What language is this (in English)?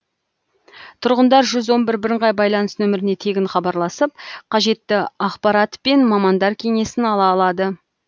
Kazakh